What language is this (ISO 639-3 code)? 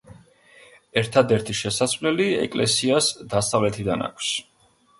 kat